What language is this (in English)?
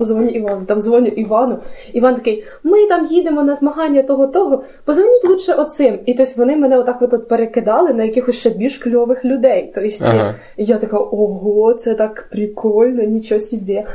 Ukrainian